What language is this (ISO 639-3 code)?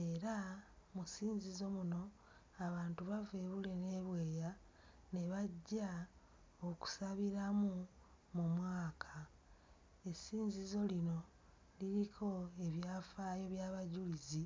lug